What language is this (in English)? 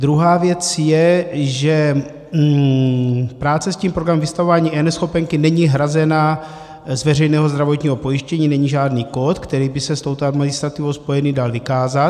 Czech